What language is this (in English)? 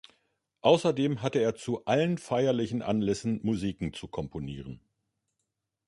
German